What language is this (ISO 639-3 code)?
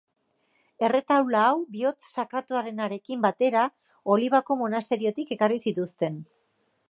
eus